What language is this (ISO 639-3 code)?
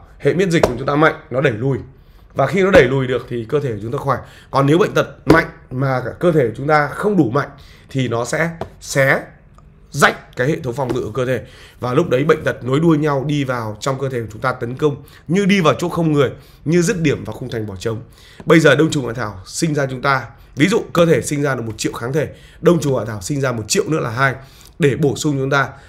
vie